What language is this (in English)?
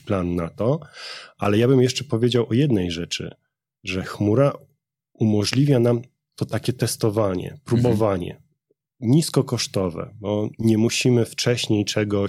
Polish